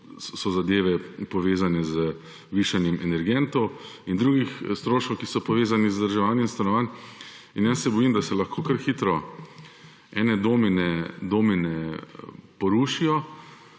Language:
Slovenian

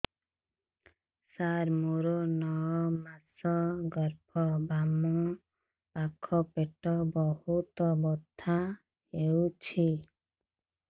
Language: Odia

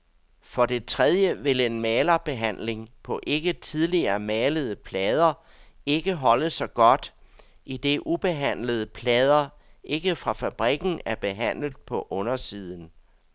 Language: Danish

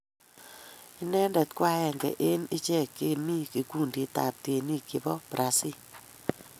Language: Kalenjin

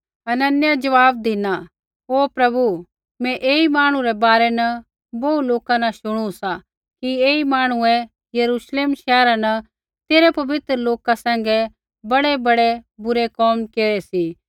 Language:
Kullu Pahari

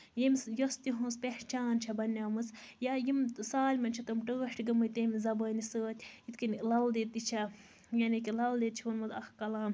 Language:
Kashmiri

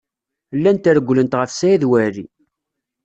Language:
Kabyle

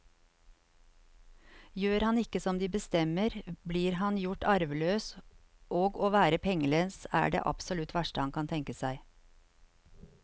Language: Norwegian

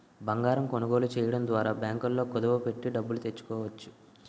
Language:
Telugu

